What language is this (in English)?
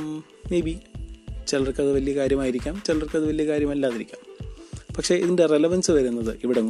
Malayalam